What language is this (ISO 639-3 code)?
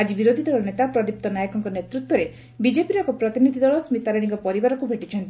ori